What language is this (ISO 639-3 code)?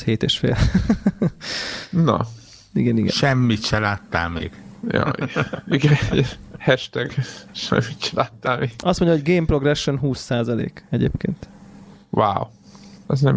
hun